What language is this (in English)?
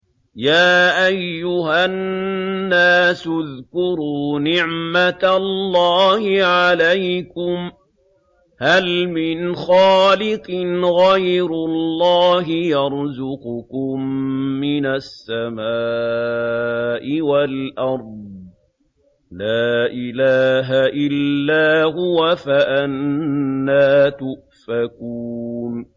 Arabic